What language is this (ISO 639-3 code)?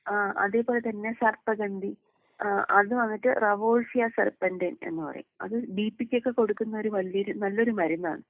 mal